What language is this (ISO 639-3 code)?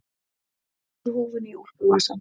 isl